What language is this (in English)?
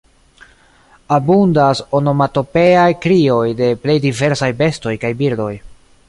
Esperanto